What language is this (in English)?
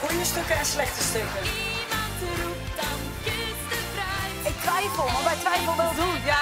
Dutch